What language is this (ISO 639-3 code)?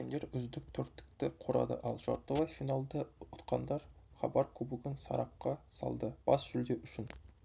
kaz